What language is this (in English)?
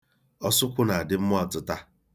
Igbo